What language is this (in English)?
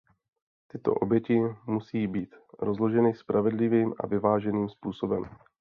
Czech